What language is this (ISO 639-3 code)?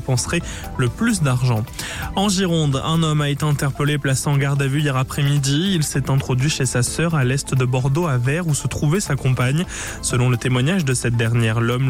fra